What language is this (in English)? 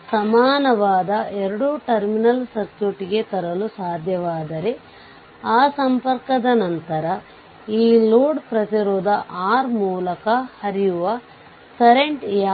Kannada